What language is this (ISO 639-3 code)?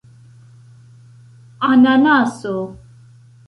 epo